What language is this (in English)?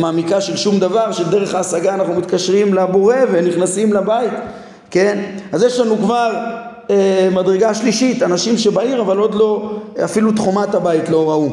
Hebrew